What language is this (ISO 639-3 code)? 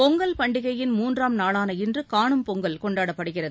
tam